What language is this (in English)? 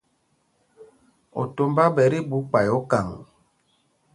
Mpumpong